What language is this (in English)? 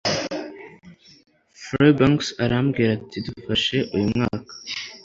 Kinyarwanda